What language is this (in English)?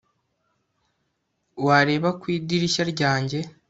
Kinyarwanda